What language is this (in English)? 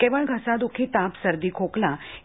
Marathi